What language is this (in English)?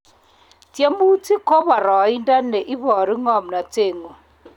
Kalenjin